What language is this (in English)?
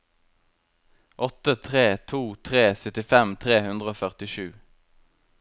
Norwegian